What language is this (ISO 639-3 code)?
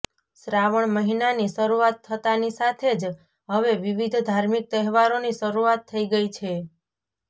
guj